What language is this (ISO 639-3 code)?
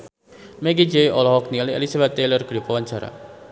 sun